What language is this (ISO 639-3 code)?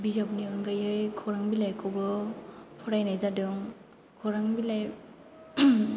brx